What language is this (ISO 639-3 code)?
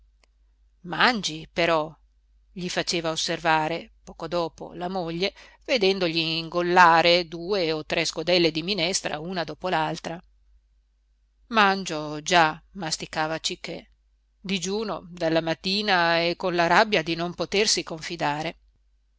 ita